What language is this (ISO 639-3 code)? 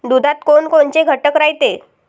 mar